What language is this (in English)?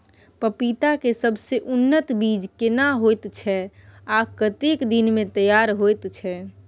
Maithili